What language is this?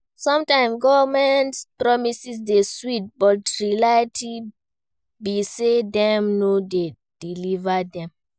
Nigerian Pidgin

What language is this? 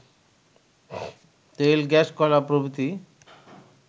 Bangla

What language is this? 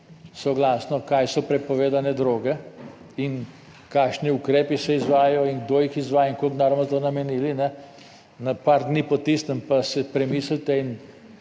Slovenian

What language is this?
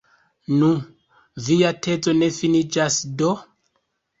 Esperanto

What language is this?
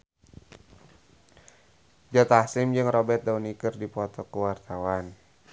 Sundanese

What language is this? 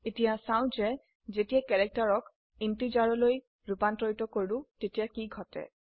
Assamese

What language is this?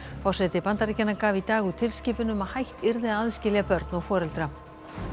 Icelandic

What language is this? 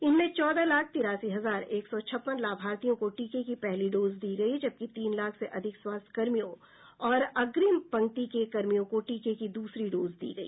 Hindi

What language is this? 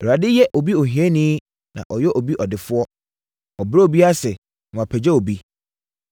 Akan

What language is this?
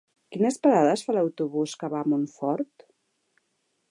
Catalan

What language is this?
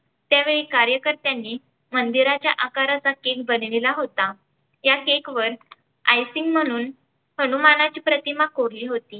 Marathi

